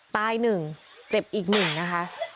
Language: Thai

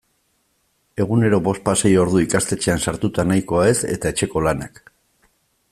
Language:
Basque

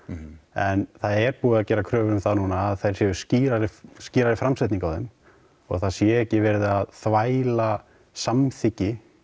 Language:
Icelandic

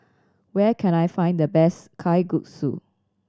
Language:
English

